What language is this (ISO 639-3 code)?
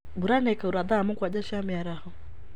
kik